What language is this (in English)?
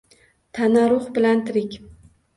Uzbek